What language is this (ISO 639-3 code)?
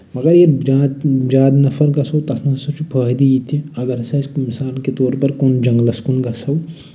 kas